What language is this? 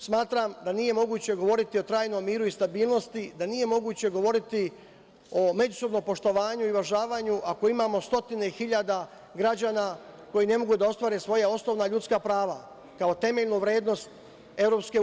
Serbian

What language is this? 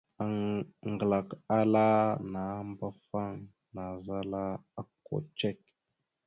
Mada (Cameroon)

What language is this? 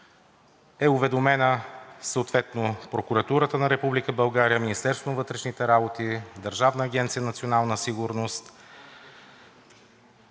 Bulgarian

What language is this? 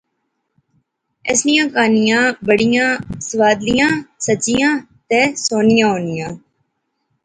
Pahari-Potwari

